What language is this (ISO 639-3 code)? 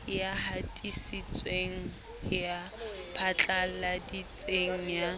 sot